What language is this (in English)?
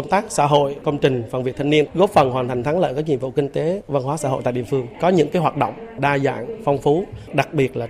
Vietnamese